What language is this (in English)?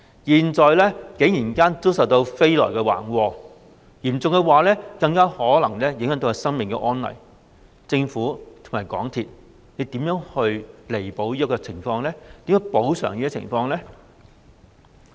Cantonese